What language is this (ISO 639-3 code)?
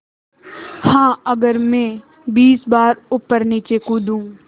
hin